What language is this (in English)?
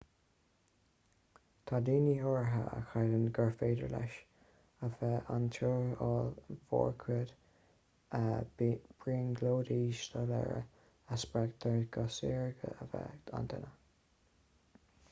Irish